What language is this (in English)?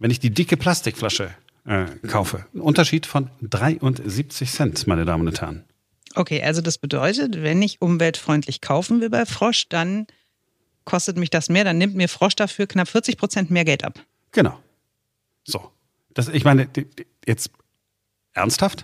German